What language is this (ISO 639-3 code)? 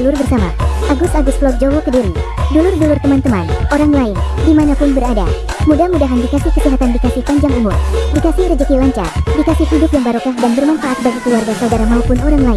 ind